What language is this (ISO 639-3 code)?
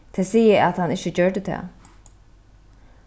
fao